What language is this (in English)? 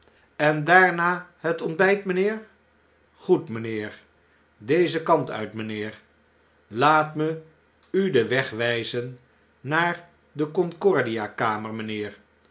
Dutch